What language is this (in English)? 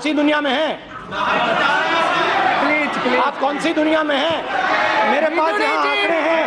Hindi